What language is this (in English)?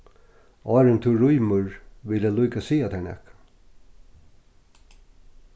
Faroese